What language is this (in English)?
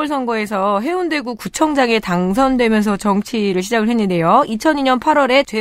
Korean